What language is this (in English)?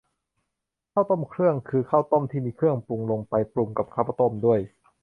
Thai